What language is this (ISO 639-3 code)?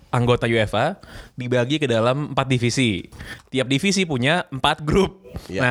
ind